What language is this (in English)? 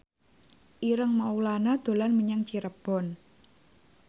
Javanese